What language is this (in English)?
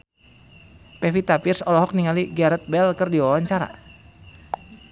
Sundanese